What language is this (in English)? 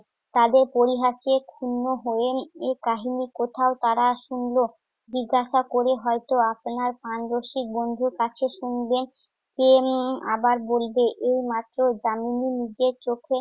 Bangla